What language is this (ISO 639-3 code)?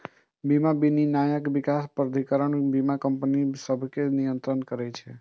mai